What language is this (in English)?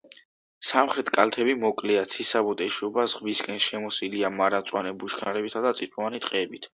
Georgian